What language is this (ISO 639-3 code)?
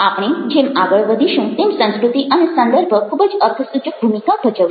guj